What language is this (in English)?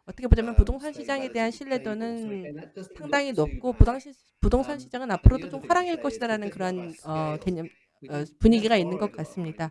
Korean